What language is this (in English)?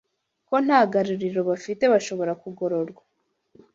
Kinyarwanda